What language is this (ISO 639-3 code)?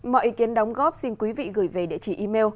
vie